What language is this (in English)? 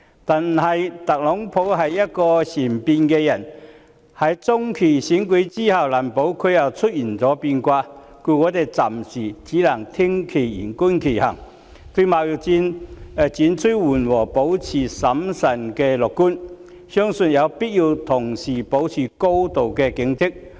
Cantonese